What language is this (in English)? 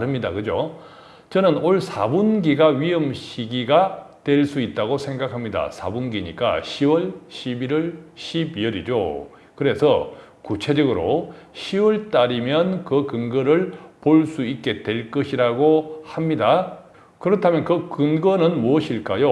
Korean